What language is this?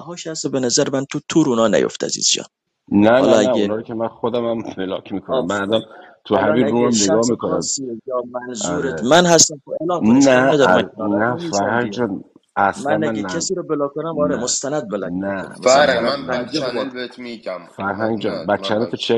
Persian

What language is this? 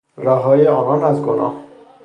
Persian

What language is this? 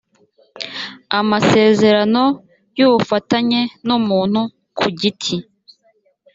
Kinyarwanda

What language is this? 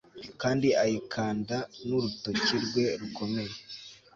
Kinyarwanda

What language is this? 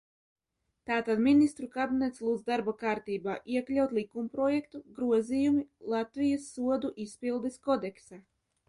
Latvian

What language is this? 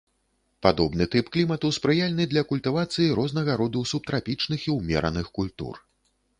Belarusian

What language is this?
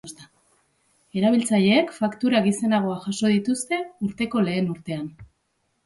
Basque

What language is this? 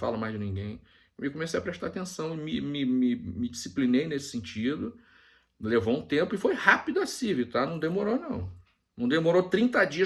Portuguese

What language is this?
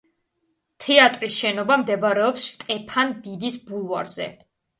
Georgian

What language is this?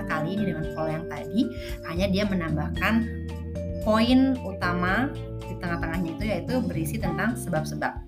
Indonesian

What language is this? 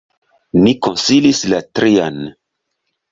Esperanto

